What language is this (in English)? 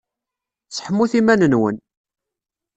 Kabyle